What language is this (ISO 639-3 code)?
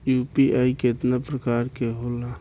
bho